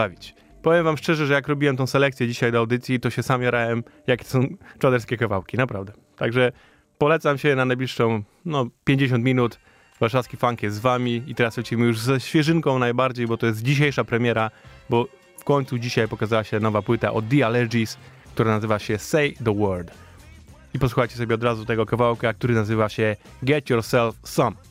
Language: Polish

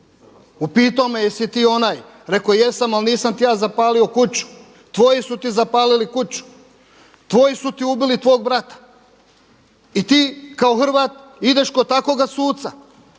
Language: Croatian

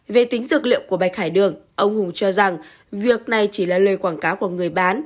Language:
Vietnamese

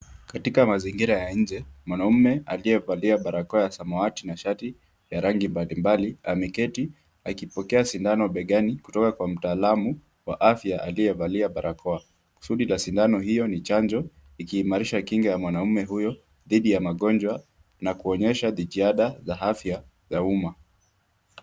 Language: Swahili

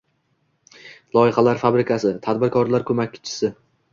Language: Uzbek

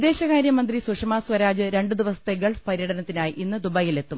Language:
Malayalam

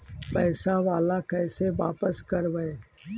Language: Magahi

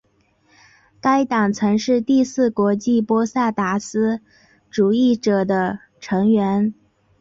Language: Chinese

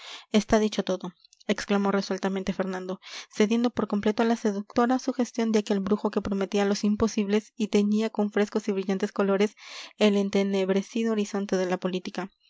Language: Spanish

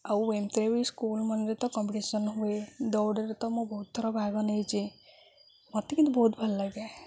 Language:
Odia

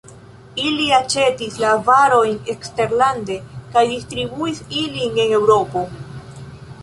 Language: Esperanto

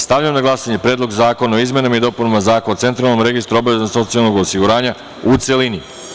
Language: Serbian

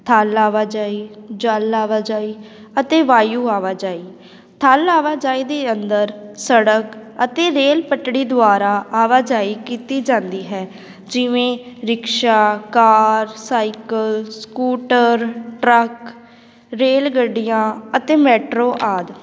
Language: Punjabi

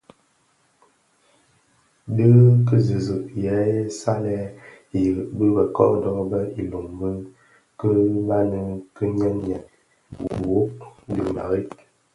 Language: Bafia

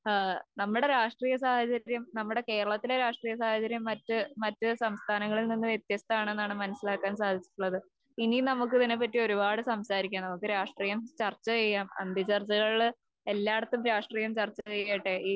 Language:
Malayalam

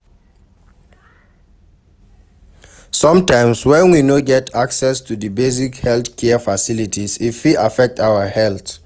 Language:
Nigerian Pidgin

